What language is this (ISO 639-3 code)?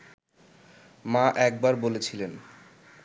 ben